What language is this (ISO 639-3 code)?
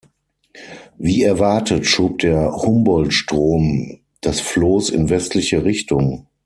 deu